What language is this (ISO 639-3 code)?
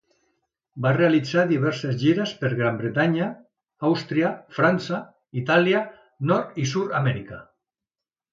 cat